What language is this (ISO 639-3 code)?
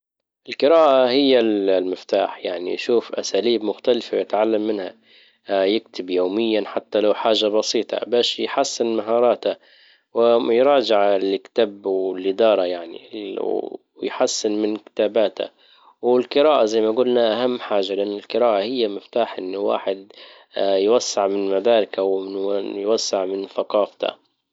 ayl